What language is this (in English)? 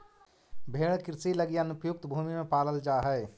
Magahi